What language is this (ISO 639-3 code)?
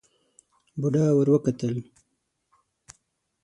pus